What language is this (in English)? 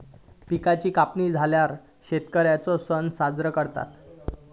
Marathi